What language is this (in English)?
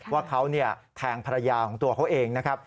Thai